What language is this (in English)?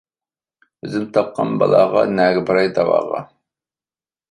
Uyghur